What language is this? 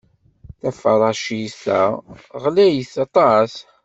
Kabyle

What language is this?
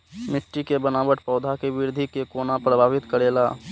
Maithili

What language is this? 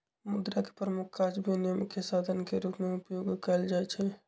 Magahi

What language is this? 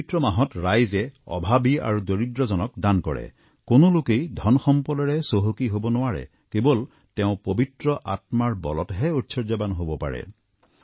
Assamese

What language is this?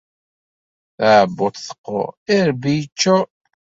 Kabyle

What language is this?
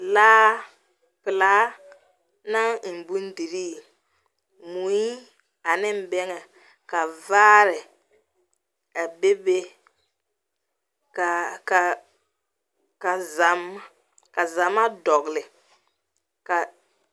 Southern Dagaare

